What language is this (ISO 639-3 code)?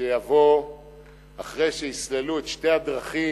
heb